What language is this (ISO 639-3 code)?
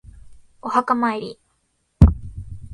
jpn